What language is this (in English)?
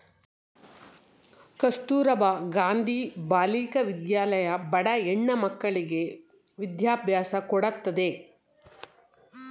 Kannada